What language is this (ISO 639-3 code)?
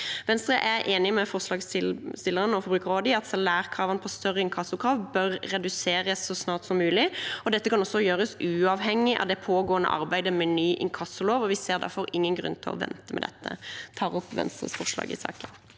nor